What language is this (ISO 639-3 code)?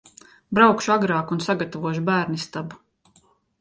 lav